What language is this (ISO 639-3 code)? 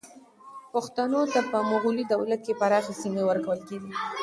pus